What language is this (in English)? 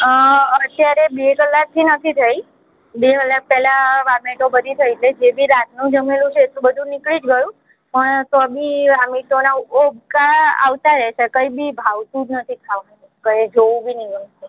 Gujarati